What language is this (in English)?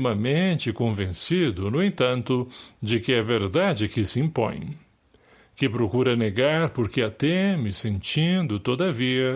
Portuguese